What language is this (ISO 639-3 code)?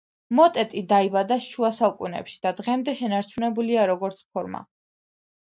kat